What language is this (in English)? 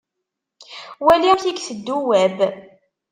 Kabyle